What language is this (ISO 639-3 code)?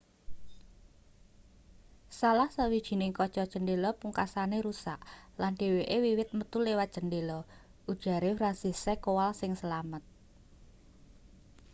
jav